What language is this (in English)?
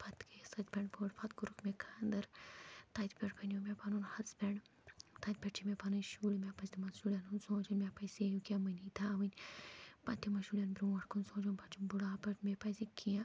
Kashmiri